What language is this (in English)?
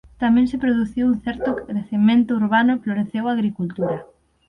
Galician